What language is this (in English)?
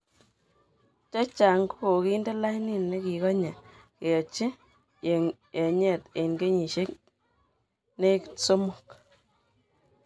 Kalenjin